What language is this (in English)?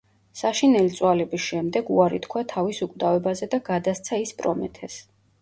Georgian